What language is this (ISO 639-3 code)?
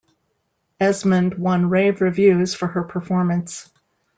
eng